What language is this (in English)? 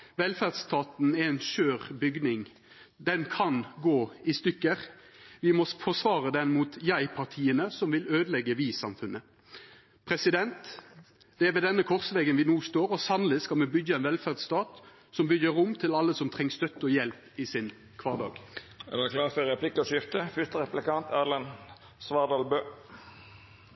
Norwegian